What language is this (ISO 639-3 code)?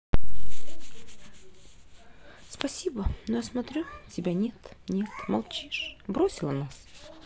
rus